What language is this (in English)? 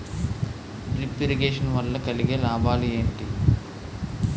Telugu